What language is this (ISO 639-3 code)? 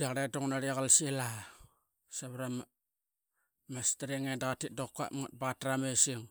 byx